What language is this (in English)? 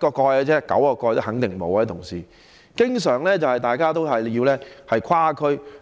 Cantonese